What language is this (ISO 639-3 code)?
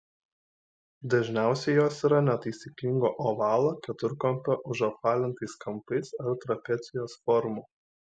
lit